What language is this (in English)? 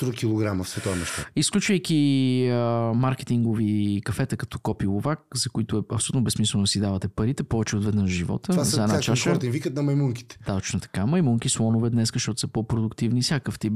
Bulgarian